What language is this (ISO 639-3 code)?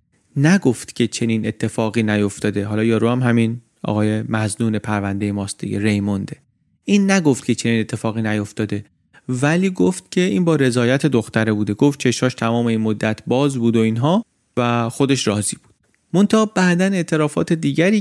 fas